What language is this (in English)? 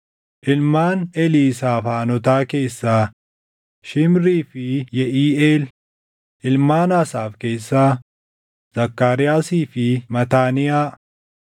Oromo